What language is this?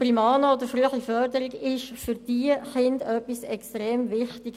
Swiss German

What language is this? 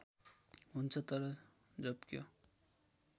Nepali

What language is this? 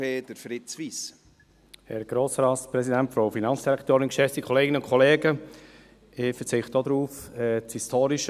Swiss German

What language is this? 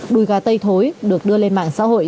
Vietnamese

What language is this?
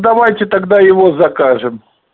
Russian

